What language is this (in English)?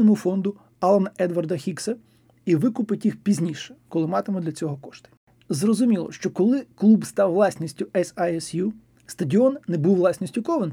Ukrainian